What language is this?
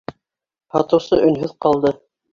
Bashkir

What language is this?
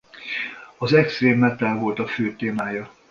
Hungarian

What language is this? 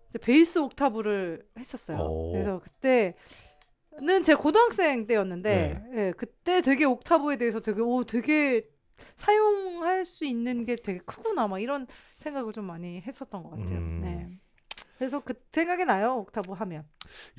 Korean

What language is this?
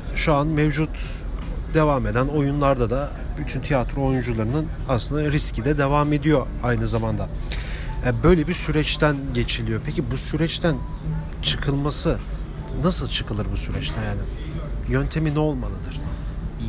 Turkish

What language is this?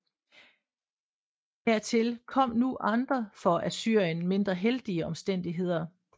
Danish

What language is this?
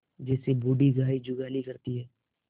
Hindi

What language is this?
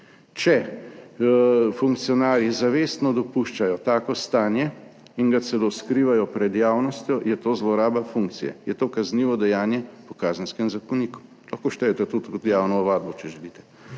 Slovenian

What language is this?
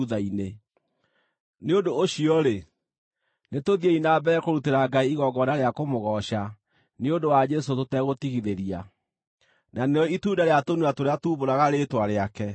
Kikuyu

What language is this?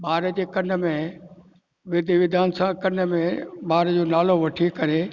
Sindhi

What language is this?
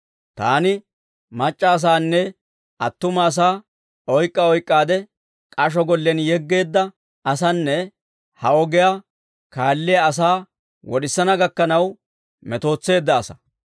Dawro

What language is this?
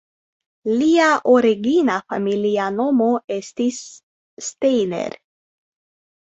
Esperanto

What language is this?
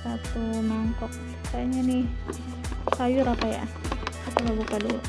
Indonesian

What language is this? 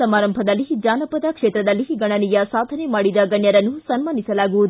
Kannada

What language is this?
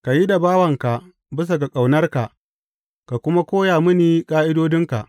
Hausa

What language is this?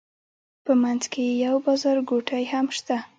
Pashto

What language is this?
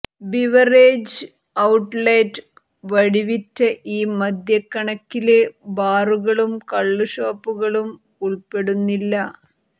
Malayalam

